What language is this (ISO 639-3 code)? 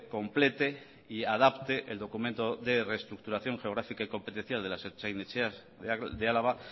spa